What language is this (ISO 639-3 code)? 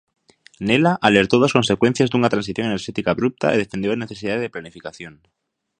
glg